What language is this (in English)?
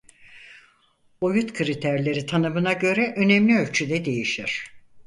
Turkish